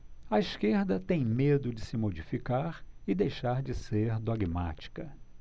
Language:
Portuguese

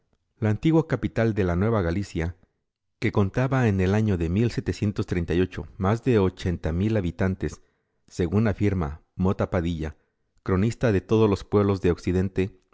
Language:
Spanish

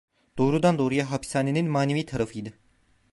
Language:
Turkish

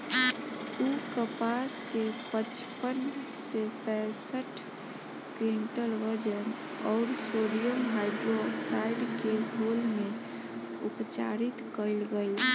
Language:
Bhojpuri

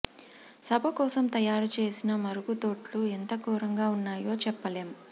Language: Telugu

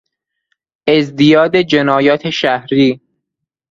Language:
Persian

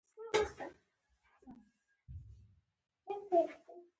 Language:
Pashto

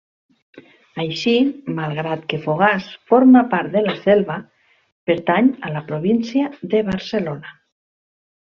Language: Catalan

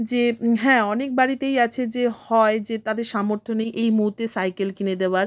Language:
Bangla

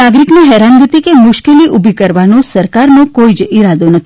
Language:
Gujarati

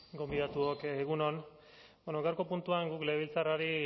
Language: Basque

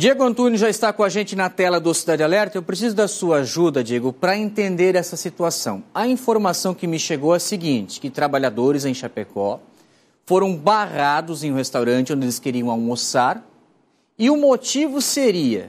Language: Portuguese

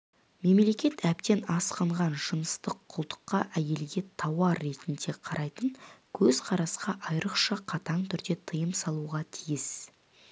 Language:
Kazakh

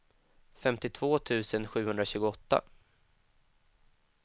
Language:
Swedish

